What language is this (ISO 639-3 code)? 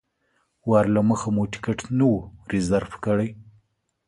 pus